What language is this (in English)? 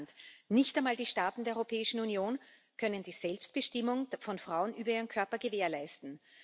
German